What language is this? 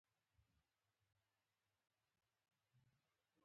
Pashto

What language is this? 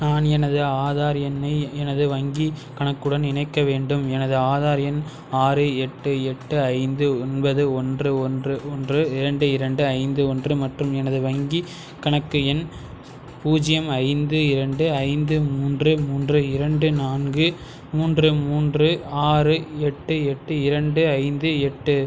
Tamil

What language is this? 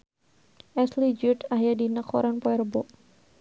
Sundanese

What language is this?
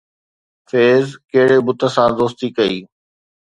Sindhi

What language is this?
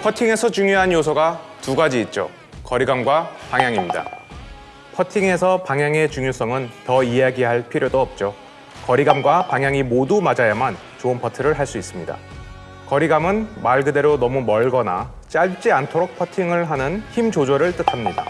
Korean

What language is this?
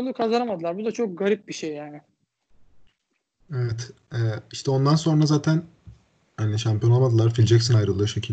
Turkish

